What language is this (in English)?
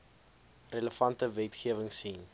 Afrikaans